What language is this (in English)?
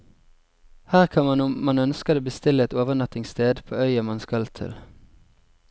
Norwegian